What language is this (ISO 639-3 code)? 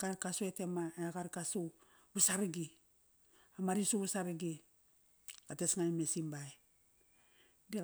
ckr